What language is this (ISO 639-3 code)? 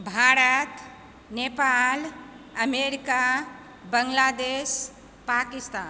mai